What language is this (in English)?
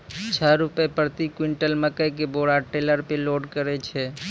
Maithili